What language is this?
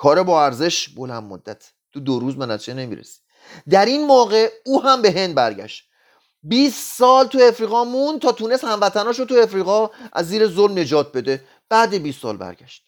Persian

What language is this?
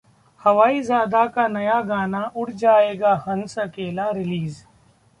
Hindi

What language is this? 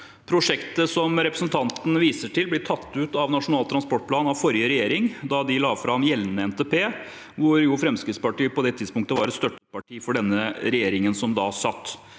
Norwegian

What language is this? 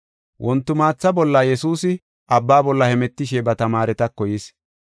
Gofa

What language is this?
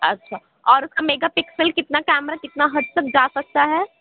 Urdu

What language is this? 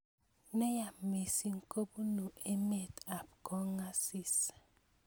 Kalenjin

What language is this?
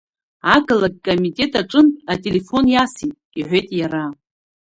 Abkhazian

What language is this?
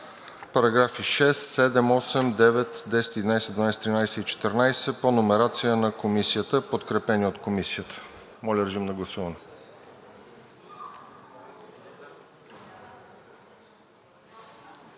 Bulgarian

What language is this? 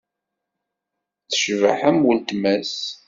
Kabyle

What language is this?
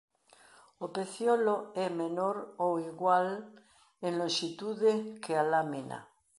Galician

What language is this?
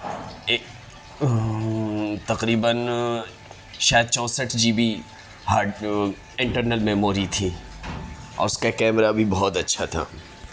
Urdu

